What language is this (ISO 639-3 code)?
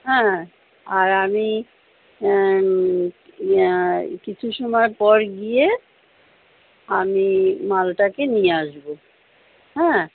ben